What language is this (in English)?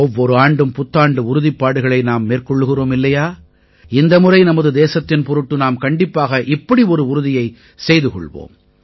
Tamil